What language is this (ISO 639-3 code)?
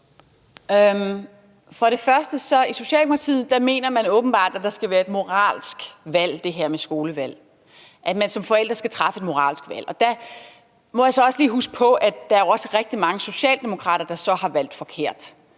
dan